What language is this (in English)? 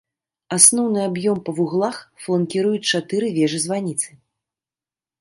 Belarusian